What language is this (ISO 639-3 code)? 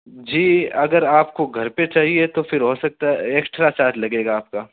urd